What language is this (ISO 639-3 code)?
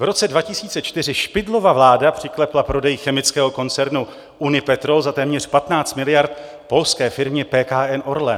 ces